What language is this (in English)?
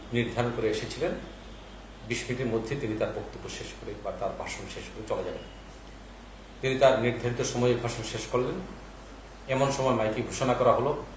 Bangla